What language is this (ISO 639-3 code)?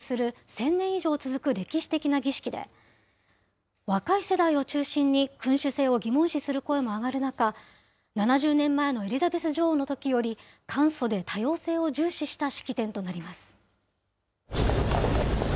jpn